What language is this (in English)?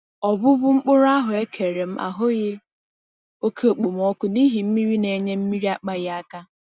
Igbo